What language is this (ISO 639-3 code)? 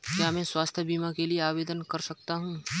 hin